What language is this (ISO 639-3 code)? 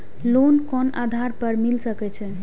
mai